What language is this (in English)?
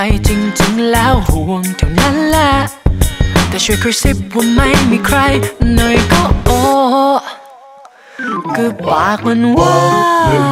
Thai